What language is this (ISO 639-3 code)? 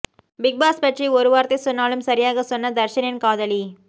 tam